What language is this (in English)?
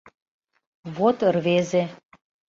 Mari